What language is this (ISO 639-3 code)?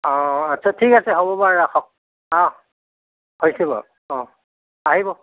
asm